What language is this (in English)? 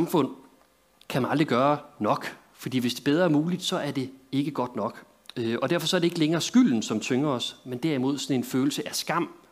Danish